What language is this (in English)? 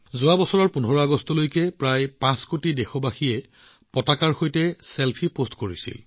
Assamese